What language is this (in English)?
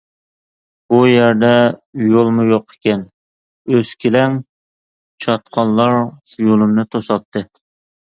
Uyghur